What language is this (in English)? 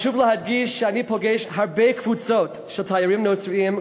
Hebrew